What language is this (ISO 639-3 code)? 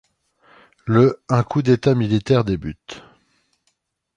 fra